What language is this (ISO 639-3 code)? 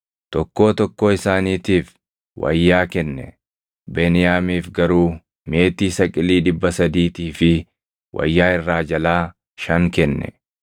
orm